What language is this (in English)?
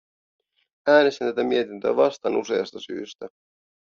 Finnish